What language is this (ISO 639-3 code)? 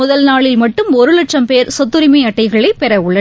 tam